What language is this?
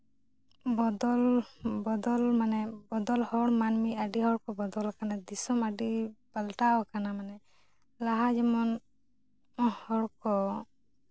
Santali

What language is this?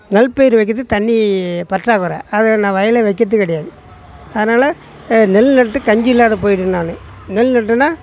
Tamil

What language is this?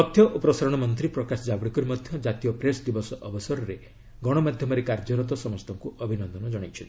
Odia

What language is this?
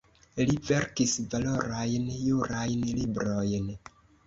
Esperanto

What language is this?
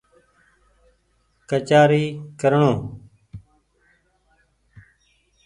Goaria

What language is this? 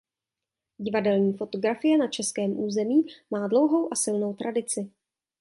Czech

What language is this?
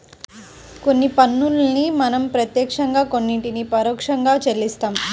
Telugu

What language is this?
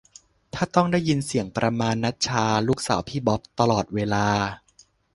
Thai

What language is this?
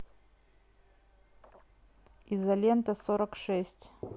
Russian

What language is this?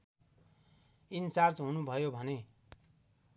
Nepali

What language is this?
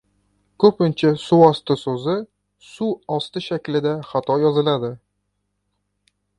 Uzbek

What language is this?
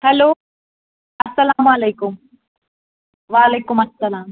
Kashmiri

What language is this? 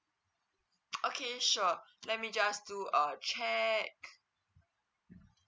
English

